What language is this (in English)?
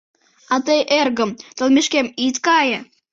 Mari